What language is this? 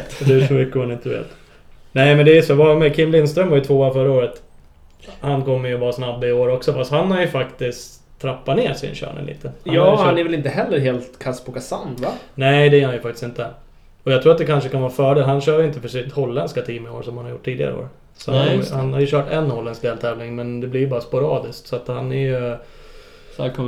Swedish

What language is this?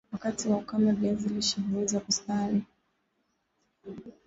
Swahili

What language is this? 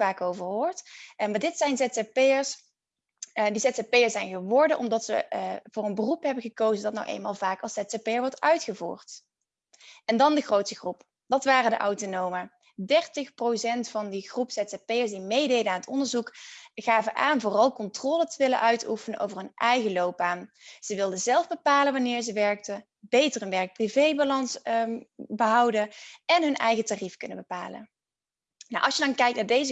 Dutch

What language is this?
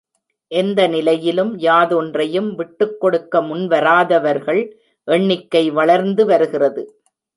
Tamil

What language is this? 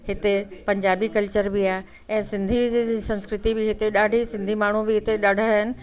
Sindhi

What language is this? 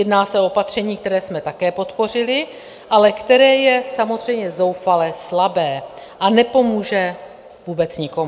Czech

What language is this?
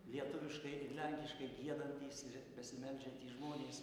Lithuanian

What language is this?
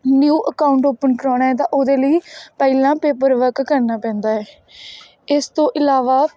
Punjabi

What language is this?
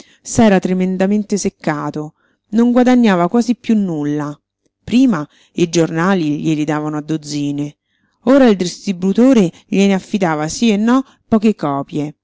Italian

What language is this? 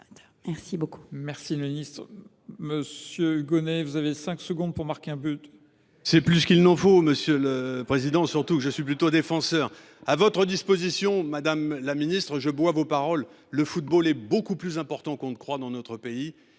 French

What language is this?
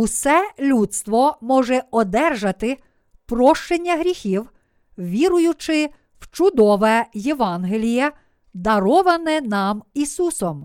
Ukrainian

